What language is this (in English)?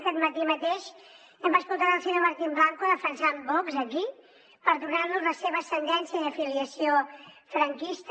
Catalan